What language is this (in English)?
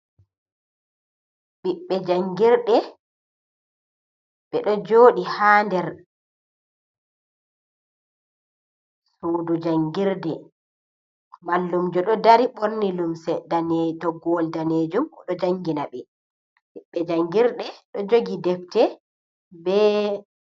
Fula